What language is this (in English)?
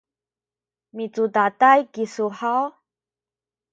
Sakizaya